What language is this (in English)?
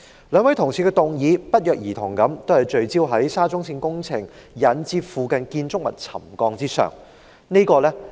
Cantonese